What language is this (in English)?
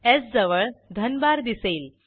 Marathi